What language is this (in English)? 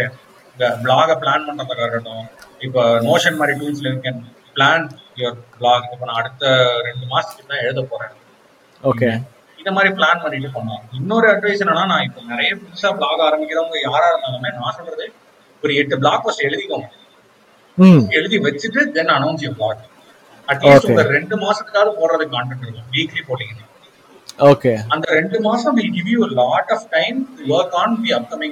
Tamil